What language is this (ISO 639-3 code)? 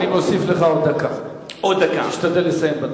heb